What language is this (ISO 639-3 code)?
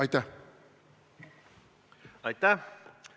est